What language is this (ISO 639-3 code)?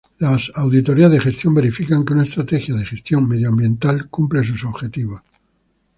spa